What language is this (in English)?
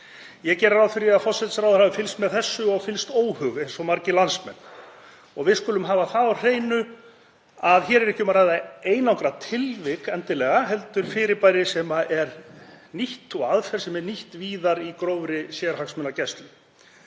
Icelandic